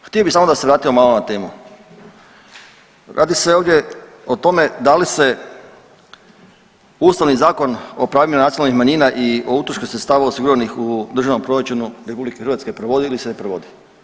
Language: Croatian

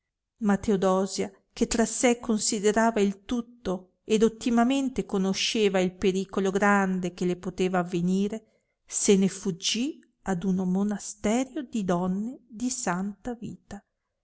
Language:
Italian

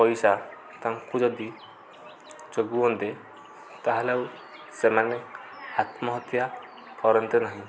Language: Odia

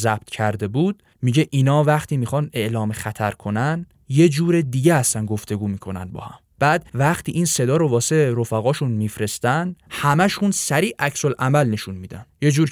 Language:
Persian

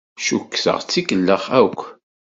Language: Kabyle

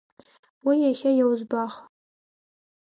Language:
Abkhazian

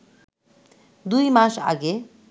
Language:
Bangla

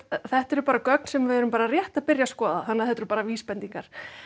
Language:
Icelandic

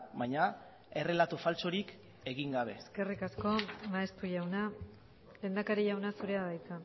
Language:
Basque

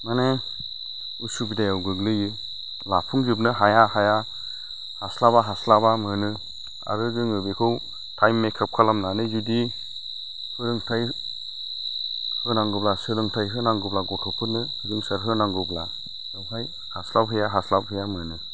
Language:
Bodo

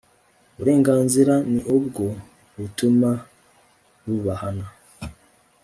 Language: Kinyarwanda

